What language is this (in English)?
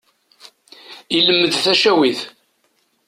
Kabyle